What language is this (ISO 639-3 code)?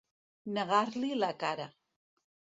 cat